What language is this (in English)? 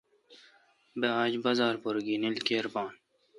Kalkoti